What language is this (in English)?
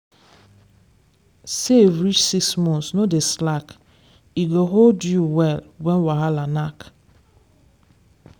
Nigerian Pidgin